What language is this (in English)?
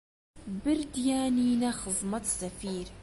Central Kurdish